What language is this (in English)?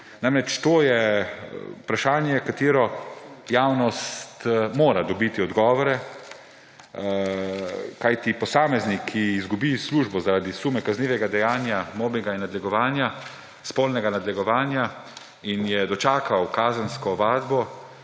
Slovenian